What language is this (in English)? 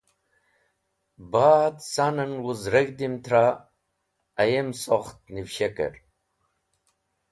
Wakhi